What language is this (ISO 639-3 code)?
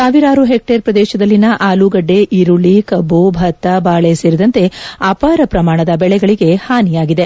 kan